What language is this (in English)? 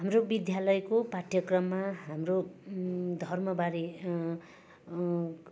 Nepali